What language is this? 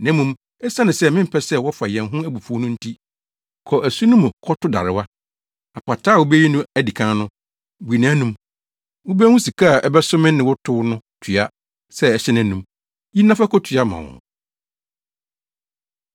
Akan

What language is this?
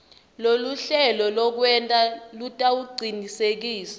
Swati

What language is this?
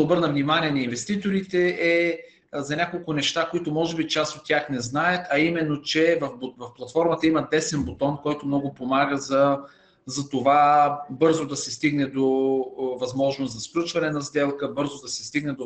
Bulgarian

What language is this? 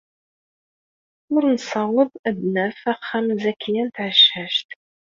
Kabyle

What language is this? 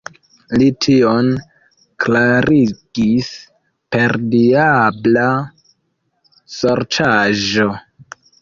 Esperanto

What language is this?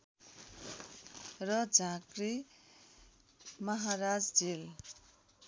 Nepali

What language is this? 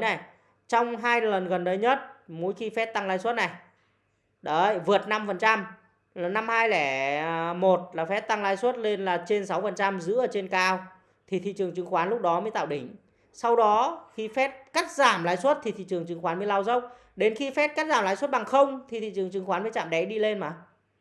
Vietnamese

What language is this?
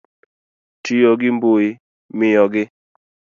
Luo (Kenya and Tanzania)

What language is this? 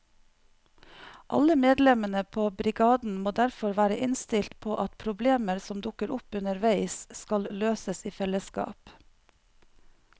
Norwegian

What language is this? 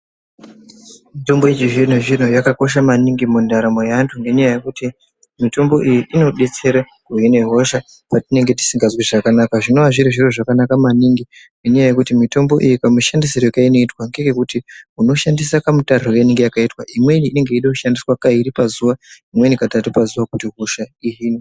Ndau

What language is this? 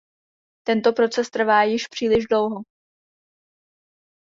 Czech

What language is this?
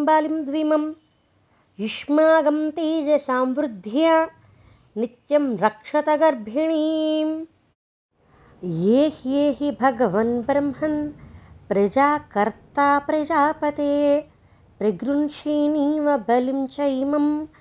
Telugu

